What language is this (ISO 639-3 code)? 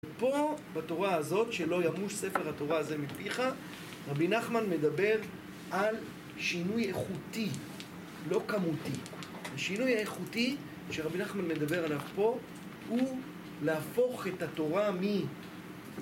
heb